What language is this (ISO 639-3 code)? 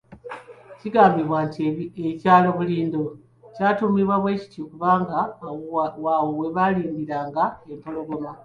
lug